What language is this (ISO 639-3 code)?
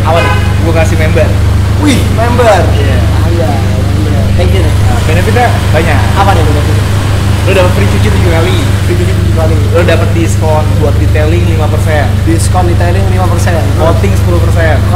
ind